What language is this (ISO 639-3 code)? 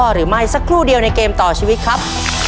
tha